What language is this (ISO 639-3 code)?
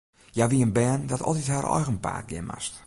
fry